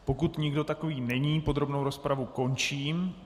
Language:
Czech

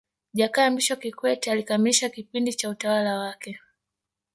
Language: Swahili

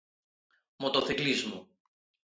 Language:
Galician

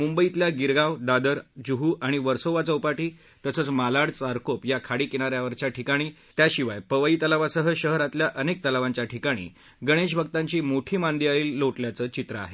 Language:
Marathi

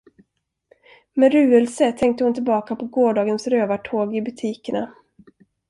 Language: Swedish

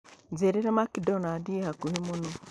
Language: Kikuyu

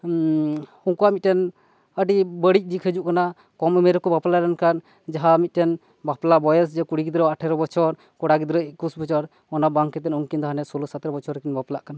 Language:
Santali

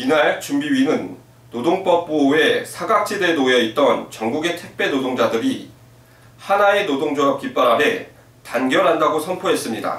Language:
Korean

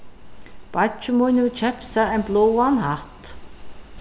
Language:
Faroese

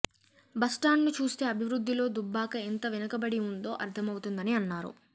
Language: Telugu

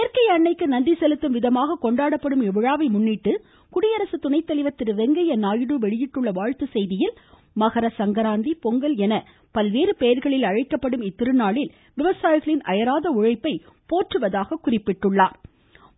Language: Tamil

